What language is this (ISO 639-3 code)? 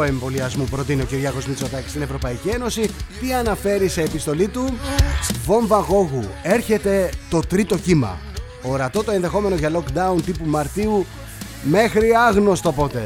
ell